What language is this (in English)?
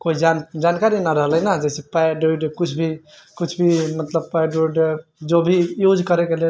Maithili